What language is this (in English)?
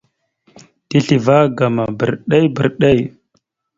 Mada (Cameroon)